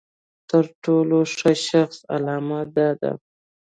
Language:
Pashto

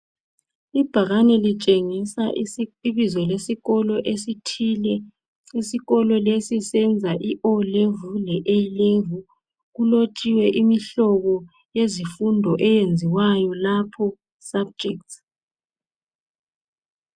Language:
North Ndebele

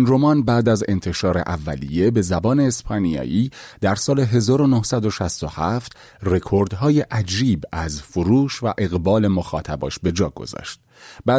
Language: Persian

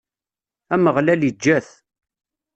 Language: Kabyle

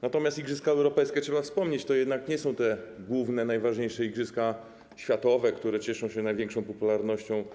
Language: Polish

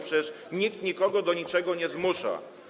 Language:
Polish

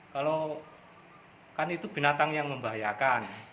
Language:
Indonesian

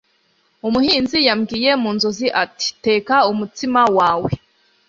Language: Kinyarwanda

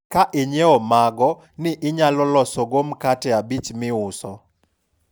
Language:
Luo (Kenya and Tanzania)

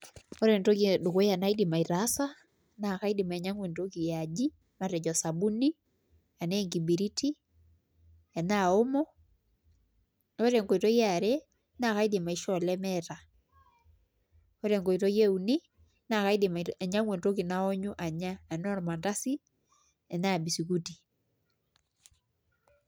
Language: Masai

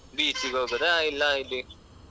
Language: Kannada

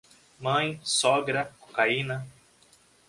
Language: Portuguese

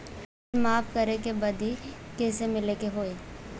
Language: Bhojpuri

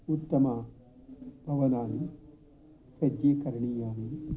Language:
Sanskrit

